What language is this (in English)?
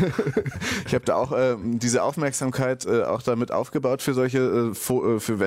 German